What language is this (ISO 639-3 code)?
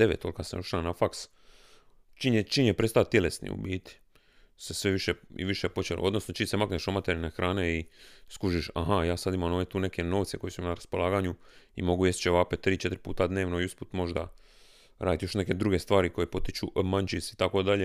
hrv